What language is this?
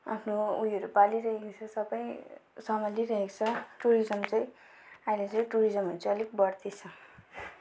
Nepali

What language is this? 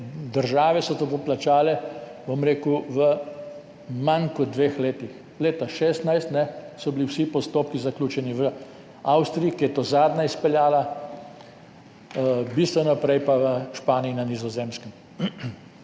Slovenian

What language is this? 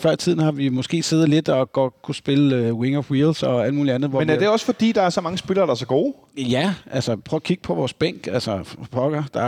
Danish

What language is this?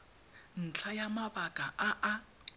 Tswana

